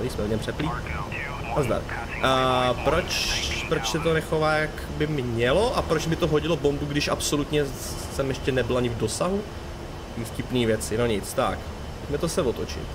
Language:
Czech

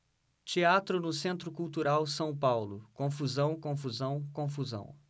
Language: Portuguese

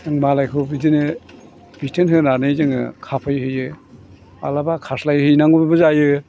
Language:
Bodo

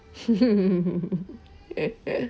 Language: English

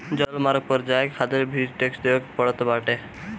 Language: Bhojpuri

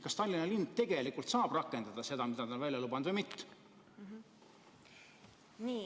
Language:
Estonian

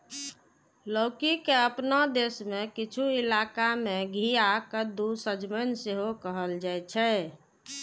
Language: Maithili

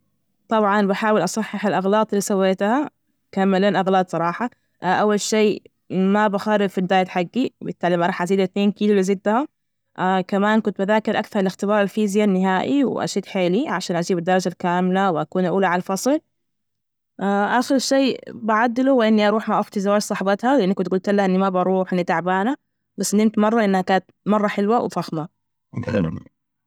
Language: Najdi Arabic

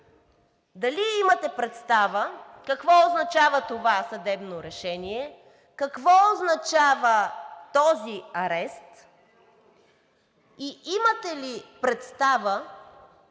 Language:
Bulgarian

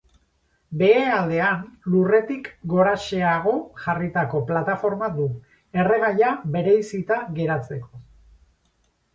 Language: Basque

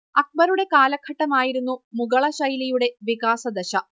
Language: Malayalam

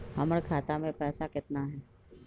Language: Magahi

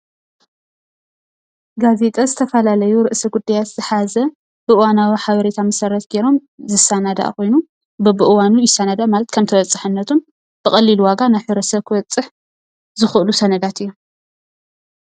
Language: Tigrinya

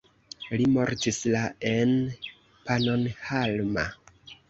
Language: Esperanto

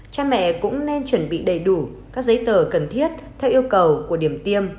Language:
Vietnamese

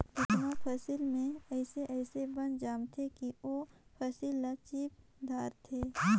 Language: Chhattisgarhi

